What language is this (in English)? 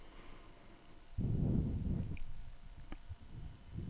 Danish